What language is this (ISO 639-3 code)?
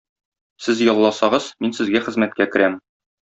tat